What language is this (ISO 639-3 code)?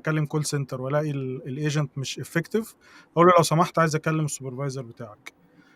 ara